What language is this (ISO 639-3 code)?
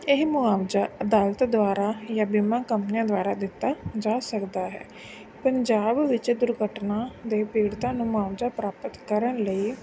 pan